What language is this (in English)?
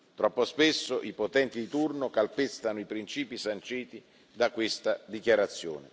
Italian